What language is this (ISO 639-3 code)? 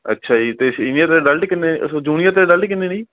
pan